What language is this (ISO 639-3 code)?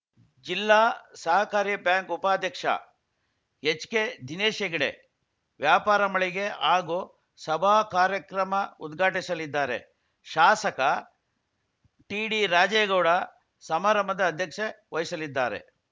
kan